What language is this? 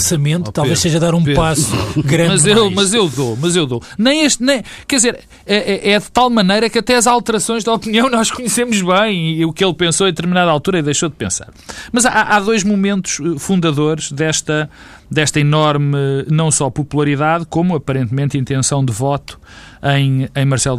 Portuguese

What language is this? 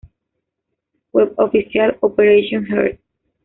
Spanish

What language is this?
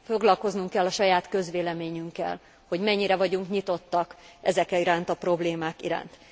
Hungarian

